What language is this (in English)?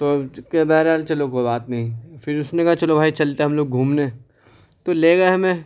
Urdu